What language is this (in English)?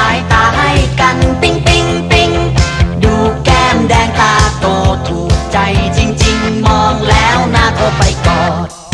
Thai